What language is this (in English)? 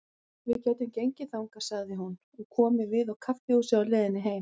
Icelandic